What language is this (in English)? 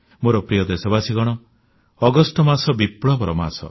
Odia